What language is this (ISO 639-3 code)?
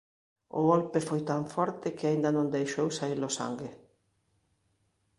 glg